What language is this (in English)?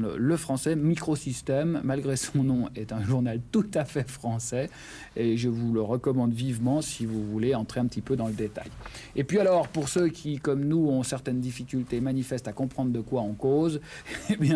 French